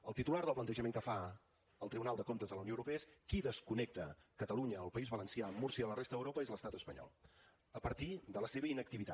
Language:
Catalan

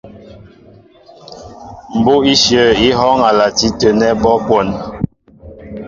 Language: Mbo (Cameroon)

